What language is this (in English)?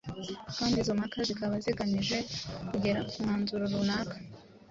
Kinyarwanda